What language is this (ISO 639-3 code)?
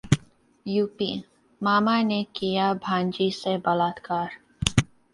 hin